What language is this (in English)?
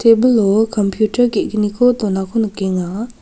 Garo